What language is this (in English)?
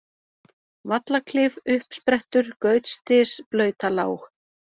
Icelandic